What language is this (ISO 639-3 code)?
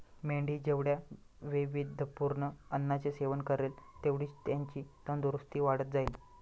mar